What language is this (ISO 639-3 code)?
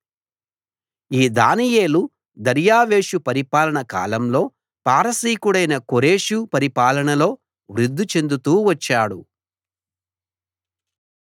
tel